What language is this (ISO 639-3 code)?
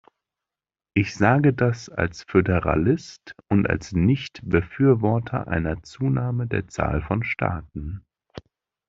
deu